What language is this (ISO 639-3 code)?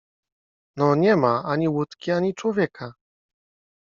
pol